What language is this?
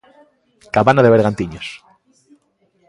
Galician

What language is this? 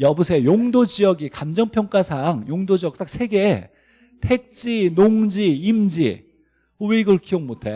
Korean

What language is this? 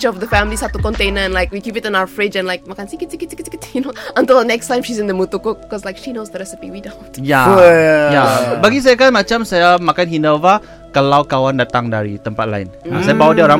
Malay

